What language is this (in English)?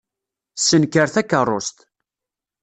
Kabyle